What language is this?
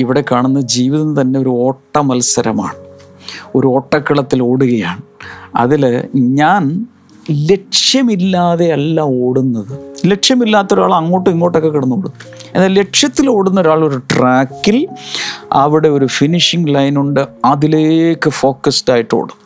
Malayalam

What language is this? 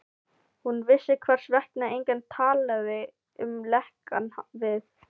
Icelandic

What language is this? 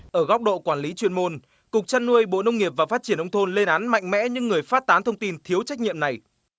Vietnamese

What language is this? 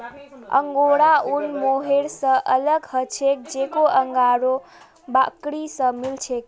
Magahi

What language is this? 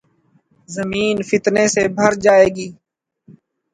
Urdu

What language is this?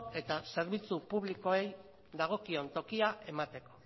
Basque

